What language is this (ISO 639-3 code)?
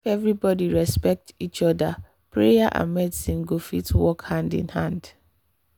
pcm